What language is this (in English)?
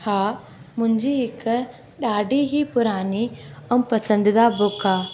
Sindhi